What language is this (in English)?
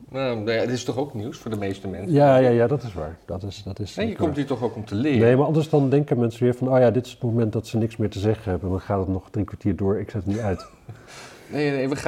Dutch